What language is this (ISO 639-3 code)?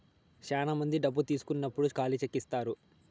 tel